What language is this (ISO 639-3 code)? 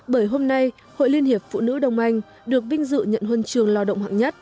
vie